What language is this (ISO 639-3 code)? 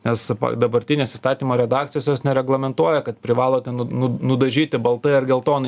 lit